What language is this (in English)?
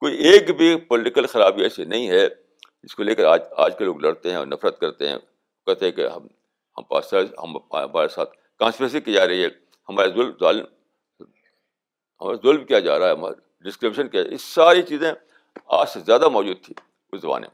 Urdu